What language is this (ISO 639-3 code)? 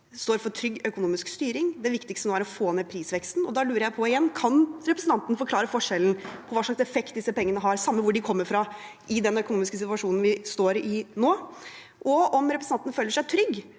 nor